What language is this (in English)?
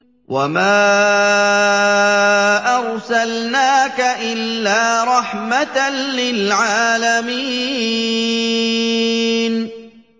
Arabic